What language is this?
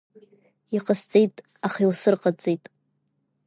Abkhazian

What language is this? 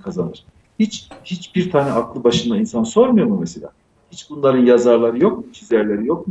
Turkish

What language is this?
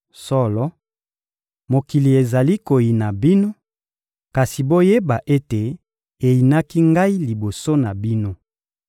Lingala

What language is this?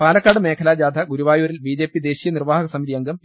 Malayalam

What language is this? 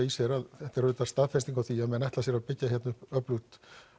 Icelandic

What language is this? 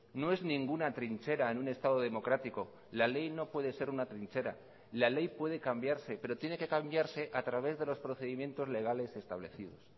Spanish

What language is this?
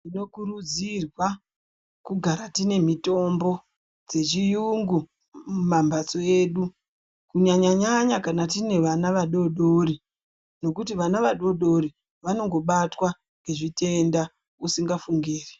Ndau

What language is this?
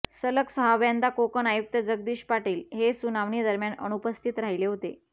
Marathi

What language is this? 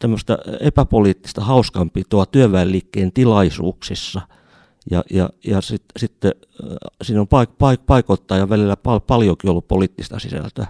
Finnish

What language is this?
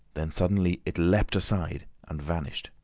English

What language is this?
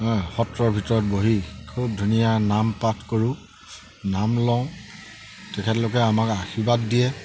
Assamese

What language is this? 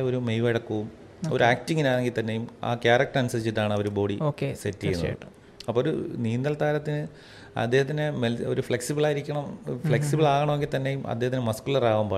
Malayalam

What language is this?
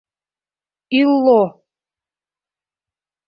Bashkir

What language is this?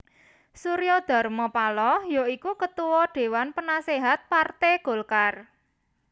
Javanese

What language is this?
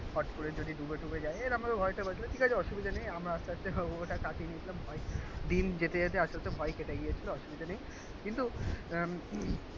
Bangla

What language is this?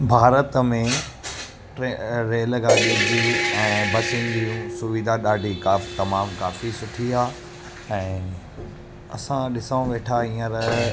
Sindhi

